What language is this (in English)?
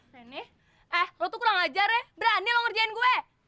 Indonesian